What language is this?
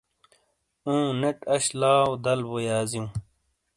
Shina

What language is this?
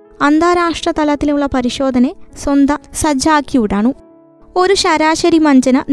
Malayalam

